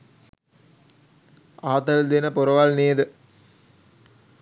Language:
Sinhala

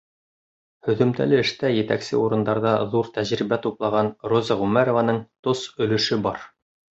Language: Bashkir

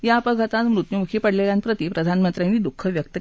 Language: Marathi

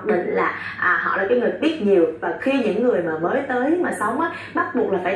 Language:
Vietnamese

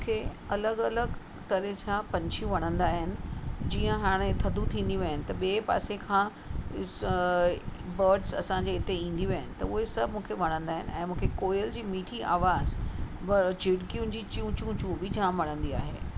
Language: Sindhi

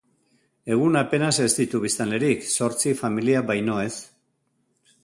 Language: Basque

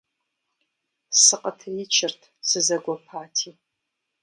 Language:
Kabardian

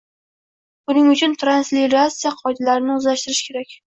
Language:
Uzbek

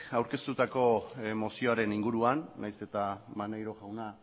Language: Basque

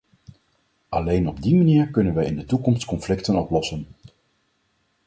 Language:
Dutch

